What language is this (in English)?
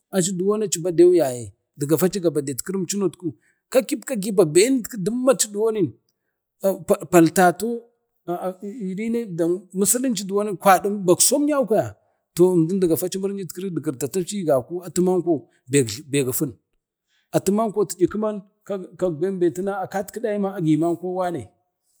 Bade